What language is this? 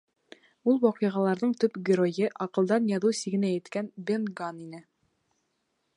Bashkir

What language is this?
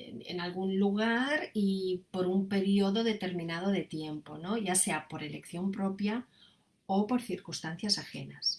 Spanish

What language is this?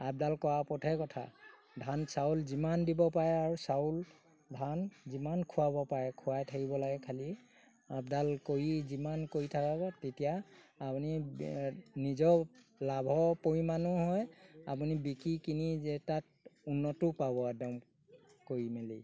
Assamese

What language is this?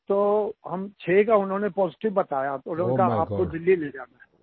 Hindi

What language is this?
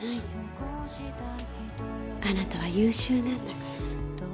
Japanese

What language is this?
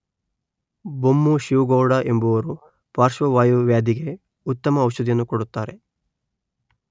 Kannada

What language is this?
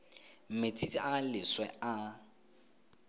Tswana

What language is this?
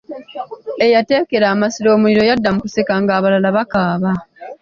Ganda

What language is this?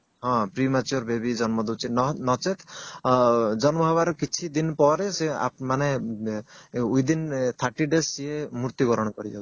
Odia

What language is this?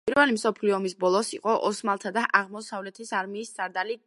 Georgian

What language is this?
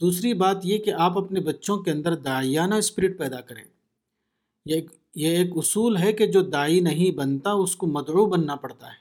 Urdu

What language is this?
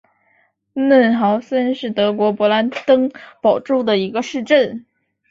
Chinese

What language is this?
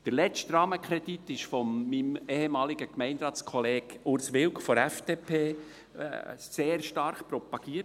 Swiss German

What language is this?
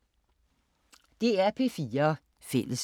Danish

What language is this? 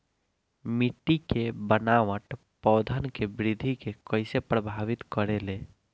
Bhojpuri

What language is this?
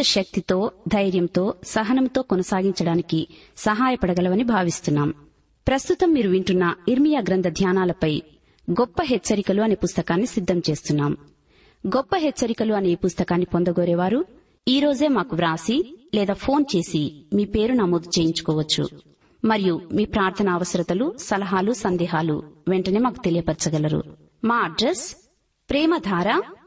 Telugu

